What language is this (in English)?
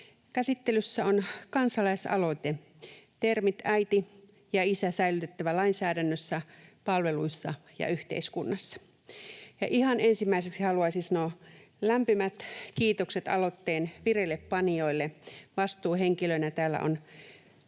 Finnish